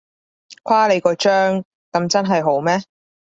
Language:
Cantonese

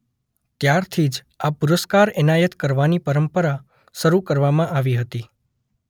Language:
Gujarati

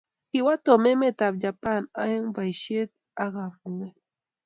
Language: Kalenjin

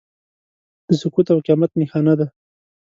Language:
Pashto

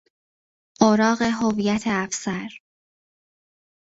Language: Persian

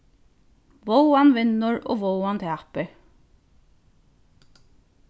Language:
Faroese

